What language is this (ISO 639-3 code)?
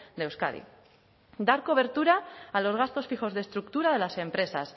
spa